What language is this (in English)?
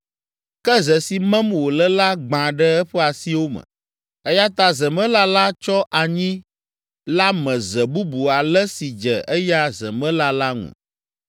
Ewe